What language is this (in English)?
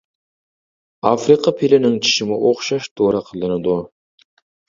Uyghur